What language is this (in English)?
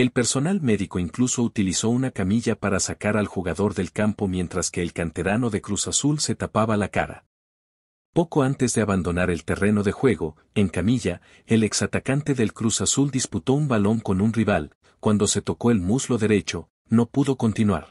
Spanish